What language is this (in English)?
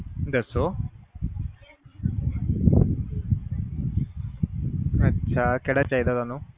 Punjabi